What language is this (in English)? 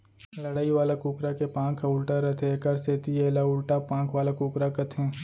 Chhattisgarhi